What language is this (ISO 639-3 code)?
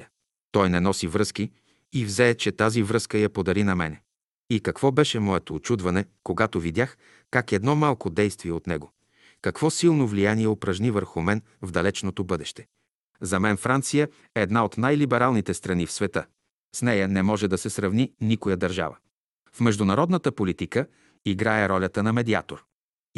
bul